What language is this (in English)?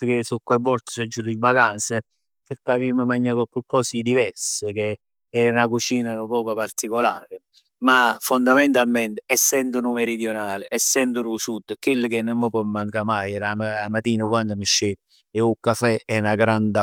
Neapolitan